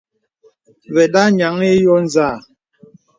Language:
Bebele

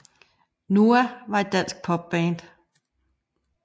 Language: Danish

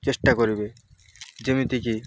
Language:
Odia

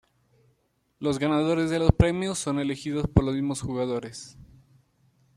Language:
Spanish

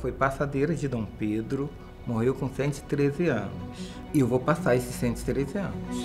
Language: Portuguese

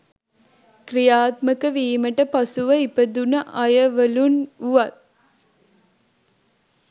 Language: Sinhala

